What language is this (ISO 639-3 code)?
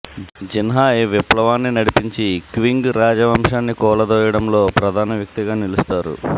tel